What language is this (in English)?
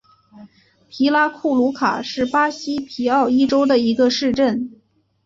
Chinese